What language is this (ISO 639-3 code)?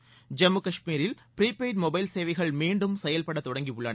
tam